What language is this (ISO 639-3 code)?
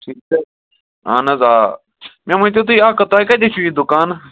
kas